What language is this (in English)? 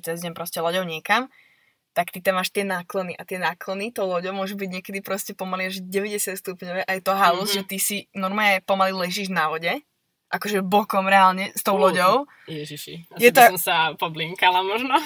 Slovak